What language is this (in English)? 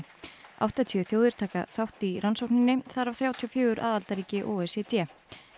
Icelandic